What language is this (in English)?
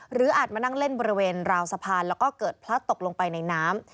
Thai